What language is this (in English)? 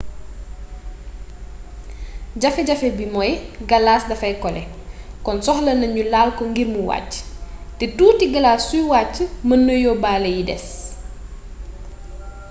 Wolof